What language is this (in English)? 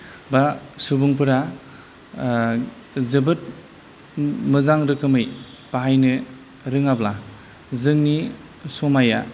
Bodo